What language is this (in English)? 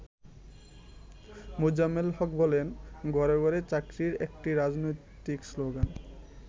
Bangla